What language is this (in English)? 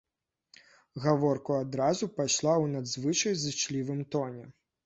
Belarusian